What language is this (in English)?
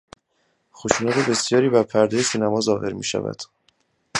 Persian